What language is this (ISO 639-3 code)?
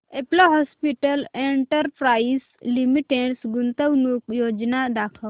mar